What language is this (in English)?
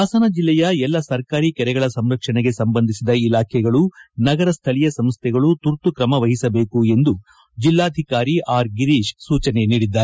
Kannada